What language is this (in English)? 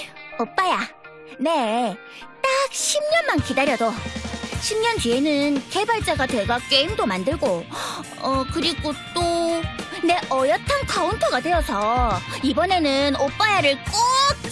Korean